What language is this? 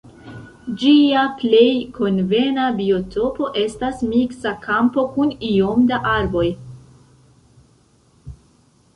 Esperanto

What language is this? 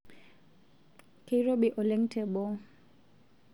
Masai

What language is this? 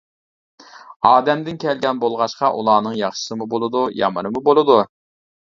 Uyghur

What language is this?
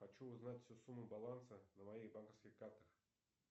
Russian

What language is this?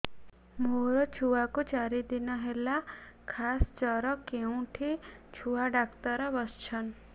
Odia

